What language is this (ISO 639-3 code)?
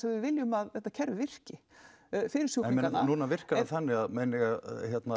isl